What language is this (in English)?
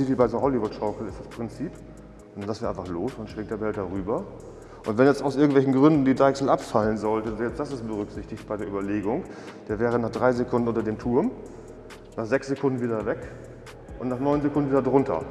German